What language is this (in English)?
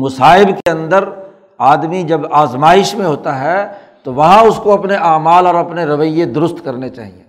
Urdu